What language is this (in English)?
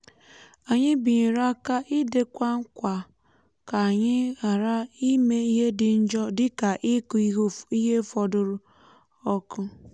Igbo